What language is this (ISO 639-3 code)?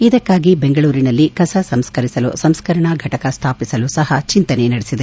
kan